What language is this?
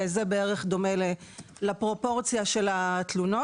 Hebrew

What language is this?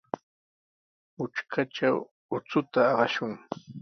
Sihuas Ancash Quechua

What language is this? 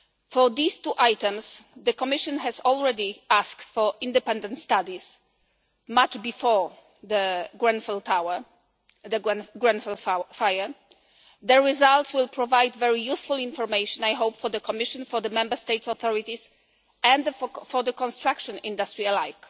English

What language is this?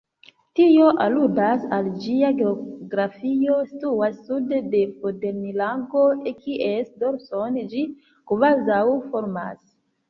Esperanto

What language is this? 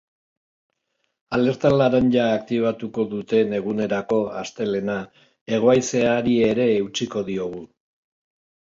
Basque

